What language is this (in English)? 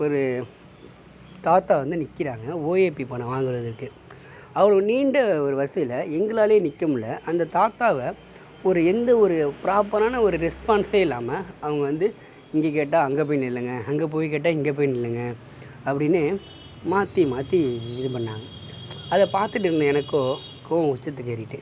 Tamil